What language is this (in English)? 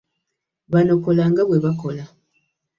Ganda